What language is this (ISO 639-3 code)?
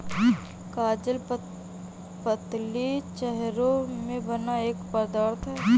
hin